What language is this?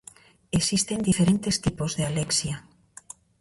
Galician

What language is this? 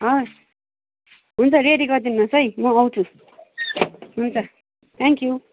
Nepali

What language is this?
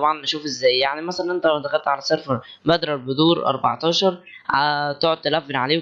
Arabic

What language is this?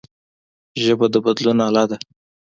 Pashto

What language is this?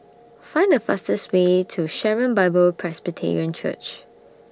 English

